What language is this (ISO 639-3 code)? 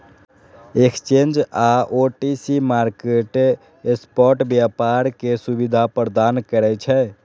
mai